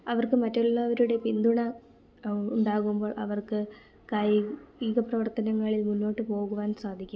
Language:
Malayalam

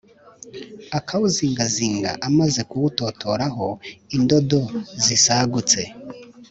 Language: Kinyarwanda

